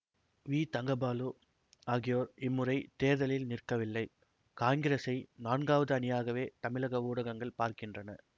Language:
Tamil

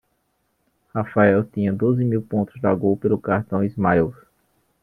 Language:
Portuguese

